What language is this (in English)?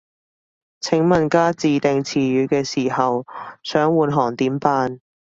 Cantonese